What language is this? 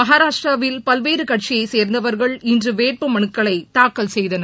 Tamil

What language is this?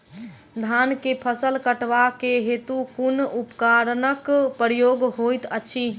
Maithili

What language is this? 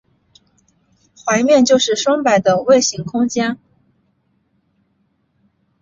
Chinese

